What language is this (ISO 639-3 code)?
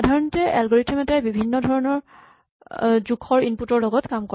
asm